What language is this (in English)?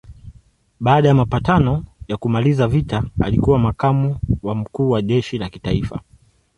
Swahili